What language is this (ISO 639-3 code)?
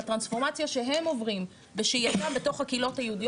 heb